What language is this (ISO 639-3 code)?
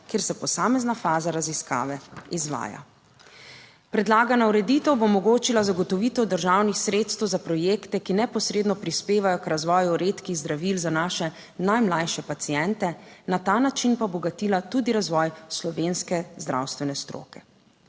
slv